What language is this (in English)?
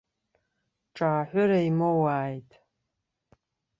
Abkhazian